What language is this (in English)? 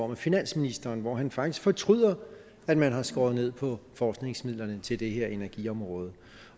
Danish